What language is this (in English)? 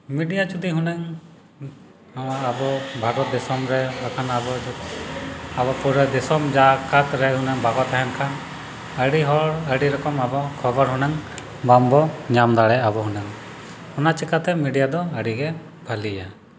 Santali